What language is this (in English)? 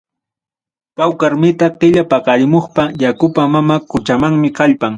Ayacucho Quechua